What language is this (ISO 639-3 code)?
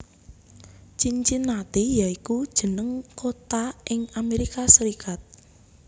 jav